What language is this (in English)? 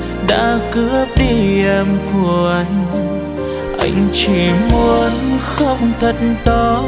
Vietnamese